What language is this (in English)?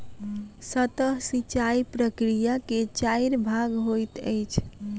Maithili